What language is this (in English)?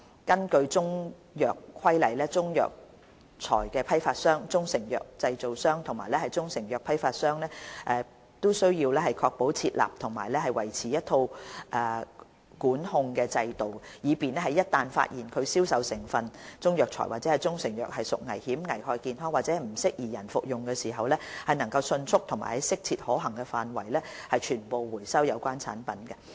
Cantonese